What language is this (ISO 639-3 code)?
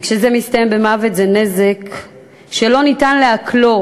heb